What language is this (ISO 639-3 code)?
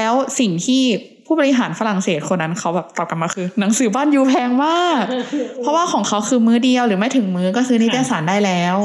tha